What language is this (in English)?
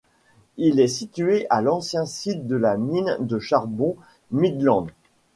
French